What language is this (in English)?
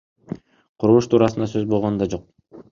Kyrgyz